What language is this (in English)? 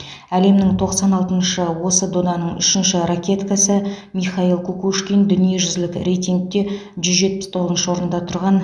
Kazakh